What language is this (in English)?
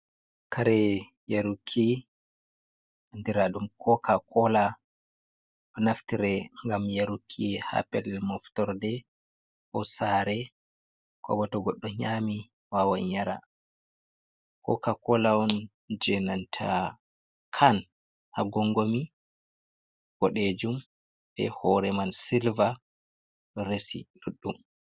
Fula